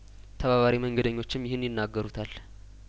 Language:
Amharic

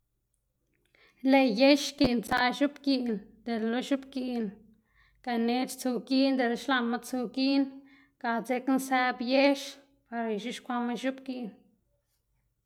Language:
Xanaguía Zapotec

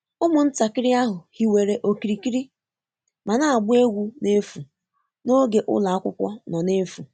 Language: Igbo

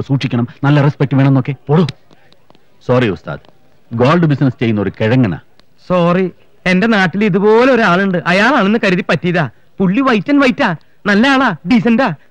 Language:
Malayalam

